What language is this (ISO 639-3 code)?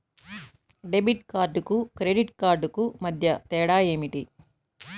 tel